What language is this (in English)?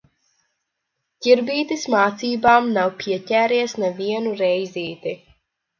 Latvian